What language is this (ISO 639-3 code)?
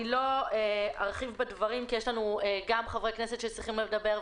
heb